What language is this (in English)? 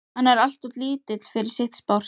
Icelandic